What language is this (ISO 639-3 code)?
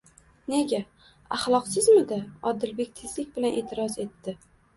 uzb